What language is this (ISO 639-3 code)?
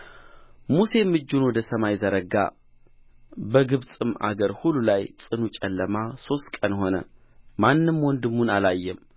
amh